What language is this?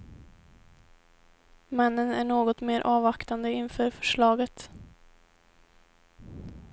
Swedish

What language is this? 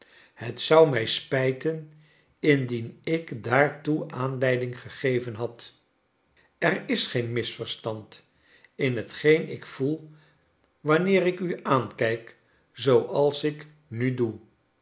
Dutch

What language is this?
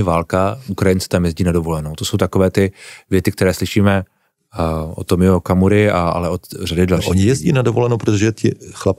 Czech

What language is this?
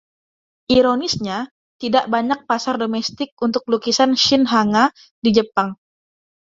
Indonesian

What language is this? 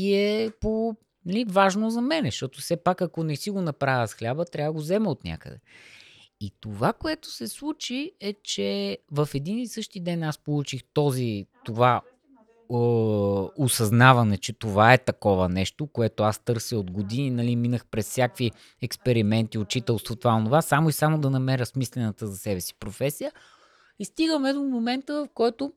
Bulgarian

